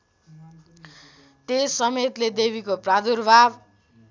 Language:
Nepali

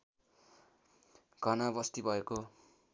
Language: Nepali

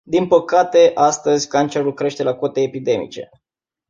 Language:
Romanian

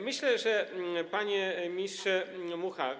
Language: Polish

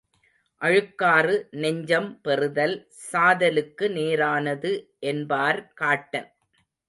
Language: Tamil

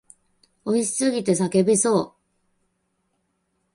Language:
Japanese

